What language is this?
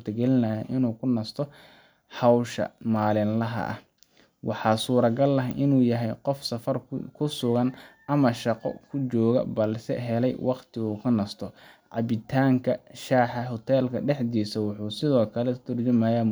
Somali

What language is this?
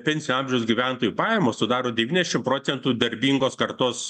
Lithuanian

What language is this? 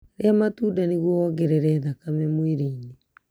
Kikuyu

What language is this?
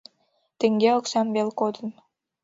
Mari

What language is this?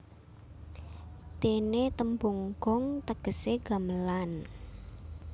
Javanese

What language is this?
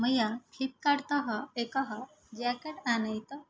Sanskrit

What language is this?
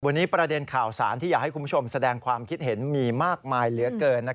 Thai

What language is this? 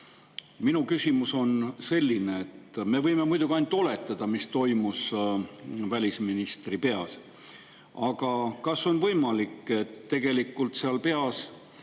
Estonian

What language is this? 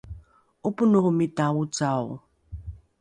Rukai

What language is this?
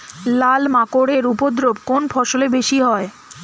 Bangla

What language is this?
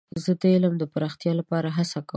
Pashto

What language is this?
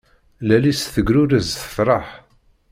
Kabyle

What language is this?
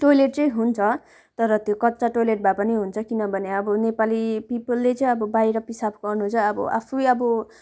Nepali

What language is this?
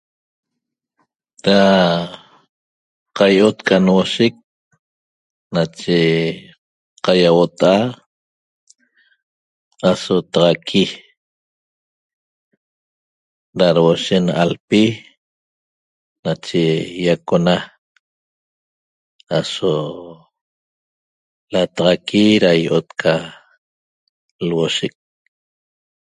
Toba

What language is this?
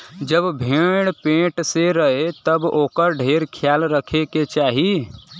Bhojpuri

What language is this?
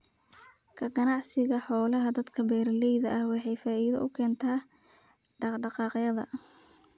Somali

